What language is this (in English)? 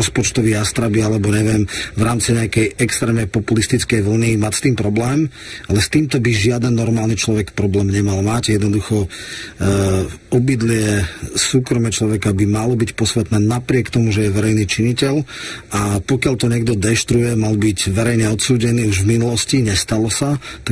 Slovak